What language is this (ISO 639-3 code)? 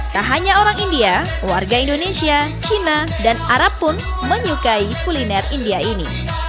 ind